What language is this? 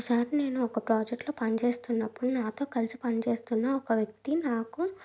Telugu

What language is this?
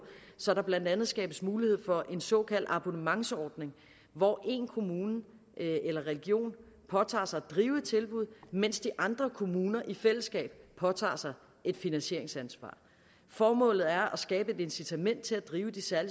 Danish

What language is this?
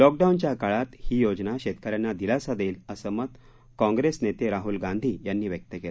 Marathi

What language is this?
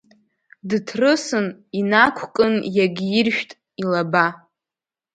Abkhazian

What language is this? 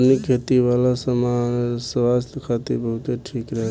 Bhojpuri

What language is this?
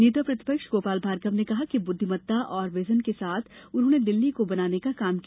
Hindi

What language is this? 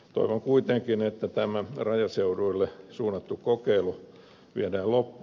Finnish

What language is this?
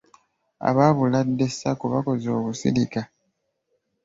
Ganda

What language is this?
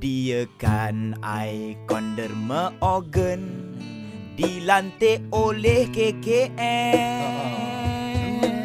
Malay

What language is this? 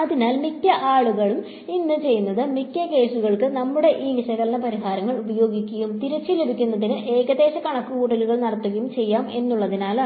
Malayalam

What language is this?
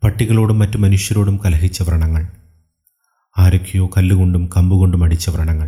Malayalam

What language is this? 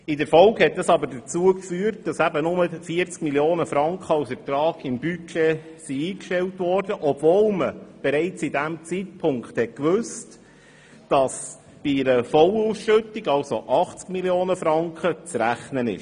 Swiss German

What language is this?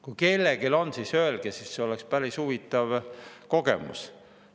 Estonian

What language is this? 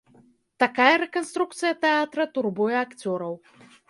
Belarusian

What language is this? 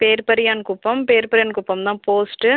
Tamil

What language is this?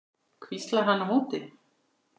Icelandic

